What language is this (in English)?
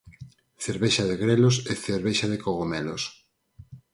Galician